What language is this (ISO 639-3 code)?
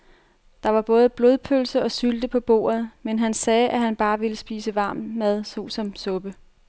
dan